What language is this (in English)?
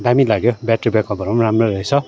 Nepali